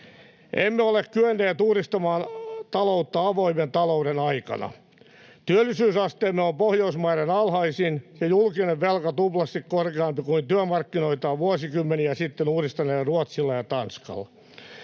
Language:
Finnish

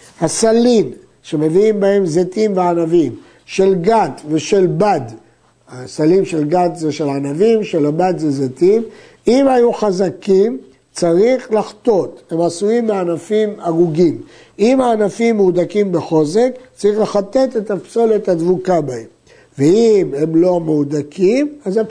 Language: Hebrew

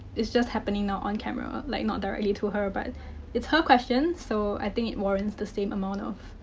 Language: English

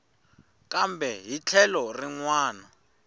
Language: Tsonga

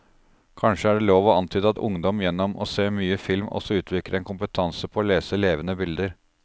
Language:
Norwegian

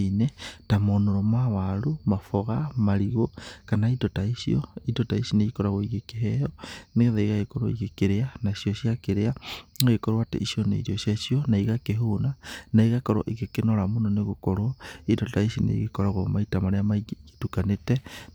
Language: Kikuyu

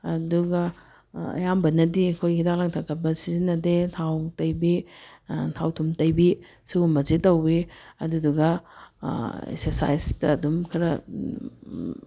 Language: Manipuri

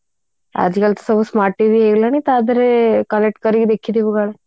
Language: Odia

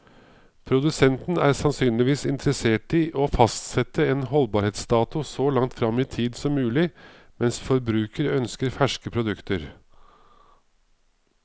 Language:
Norwegian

